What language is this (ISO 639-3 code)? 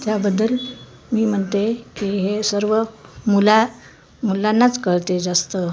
mar